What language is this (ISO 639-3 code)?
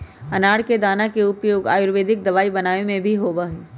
mag